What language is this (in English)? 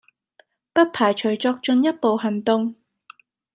Cantonese